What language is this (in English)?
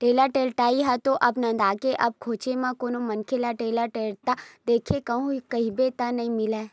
Chhattisgarhi